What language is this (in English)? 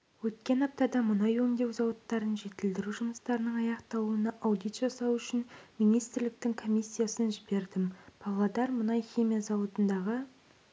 Kazakh